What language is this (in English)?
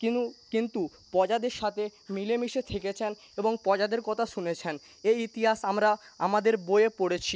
Bangla